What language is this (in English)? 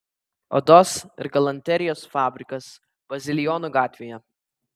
Lithuanian